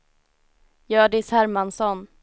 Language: Swedish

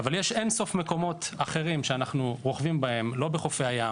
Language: Hebrew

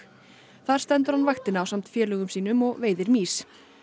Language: Icelandic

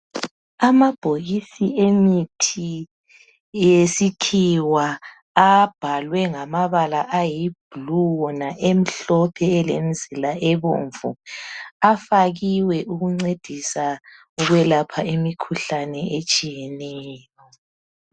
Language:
North Ndebele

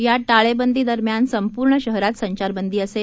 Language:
Marathi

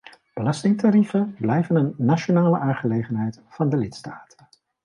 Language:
Dutch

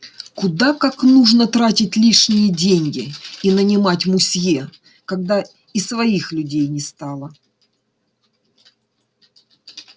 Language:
Russian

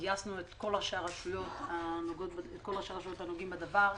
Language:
Hebrew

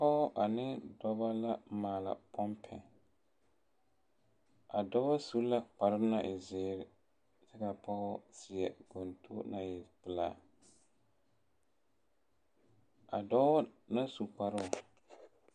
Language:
Southern Dagaare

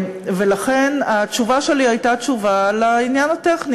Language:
Hebrew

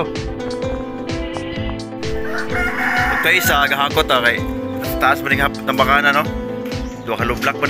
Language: Indonesian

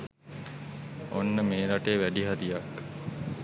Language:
Sinhala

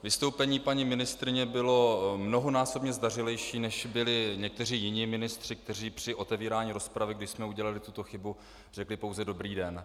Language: Czech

